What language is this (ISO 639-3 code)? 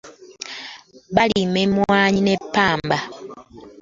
lug